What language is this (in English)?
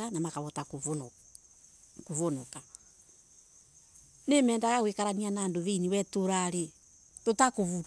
Embu